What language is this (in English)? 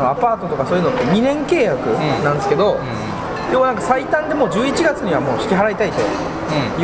Japanese